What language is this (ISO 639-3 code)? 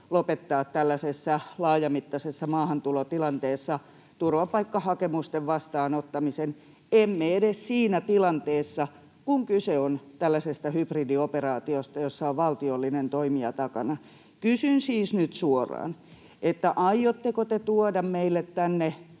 fin